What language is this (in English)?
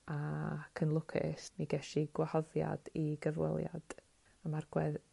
Welsh